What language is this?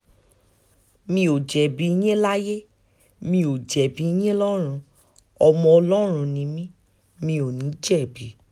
Yoruba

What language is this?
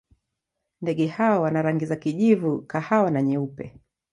Swahili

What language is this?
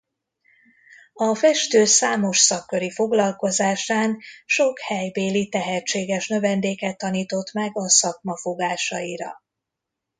Hungarian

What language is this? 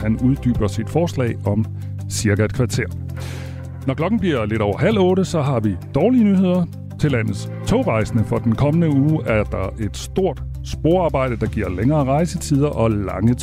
Danish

